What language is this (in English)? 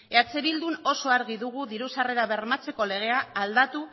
Basque